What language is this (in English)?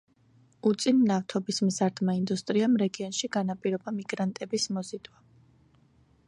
Georgian